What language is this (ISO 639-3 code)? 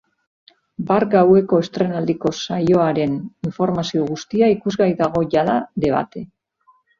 eus